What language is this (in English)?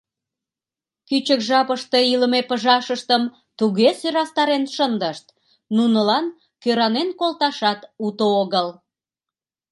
Mari